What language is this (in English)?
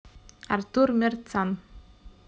Russian